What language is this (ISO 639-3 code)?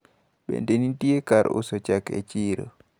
luo